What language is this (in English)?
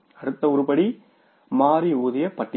Tamil